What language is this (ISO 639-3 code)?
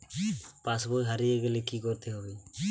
ben